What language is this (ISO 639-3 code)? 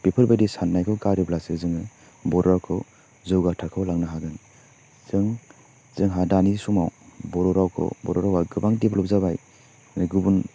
brx